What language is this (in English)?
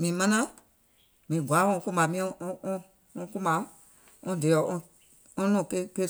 Gola